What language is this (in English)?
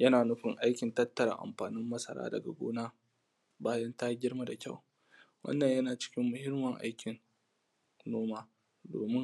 Hausa